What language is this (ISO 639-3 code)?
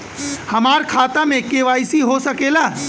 bho